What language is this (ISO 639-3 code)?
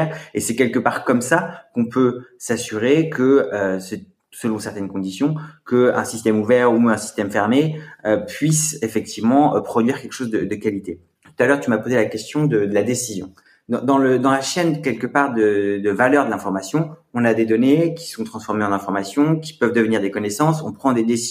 fra